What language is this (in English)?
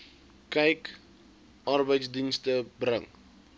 Afrikaans